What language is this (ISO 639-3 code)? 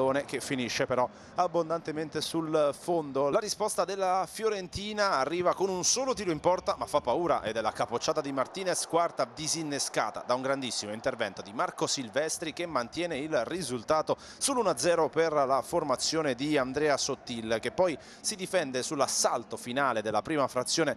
ita